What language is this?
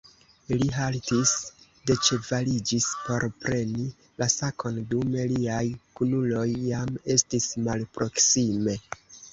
Esperanto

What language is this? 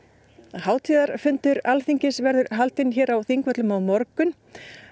Icelandic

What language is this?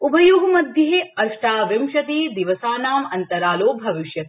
Sanskrit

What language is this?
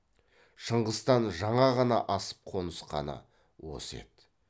Kazakh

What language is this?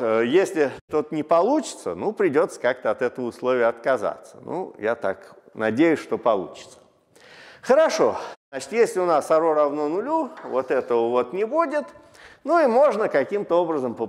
Russian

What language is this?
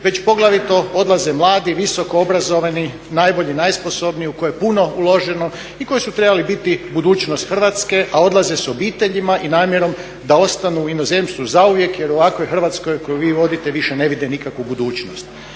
Croatian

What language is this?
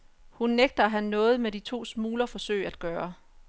Danish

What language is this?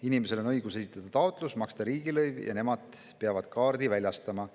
Estonian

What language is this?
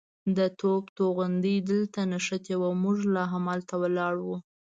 Pashto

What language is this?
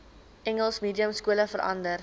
Afrikaans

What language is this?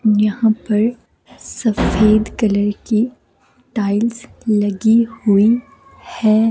Hindi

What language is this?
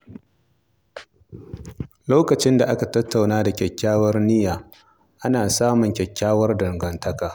Hausa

